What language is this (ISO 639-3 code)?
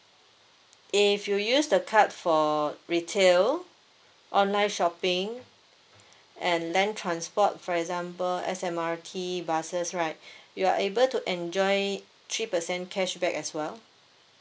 eng